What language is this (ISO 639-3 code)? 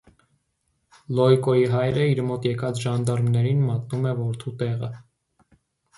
hye